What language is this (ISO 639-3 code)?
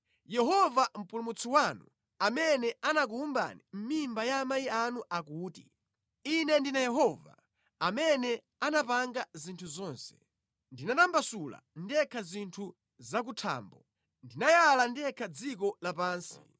nya